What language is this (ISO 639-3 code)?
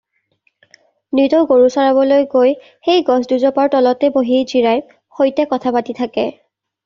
asm